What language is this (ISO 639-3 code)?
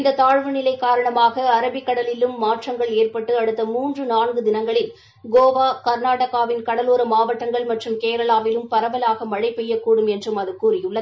tam